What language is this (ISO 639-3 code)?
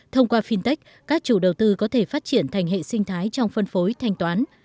vie